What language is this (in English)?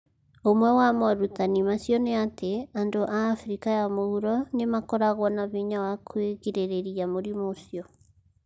Kikuyu